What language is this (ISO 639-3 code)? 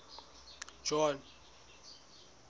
sot